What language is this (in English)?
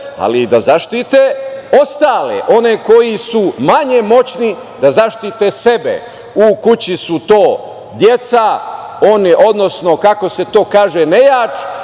Serbian